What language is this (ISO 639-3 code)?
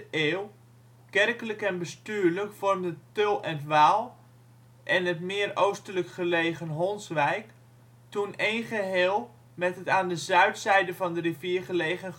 nld